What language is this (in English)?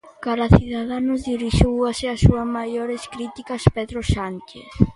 Galician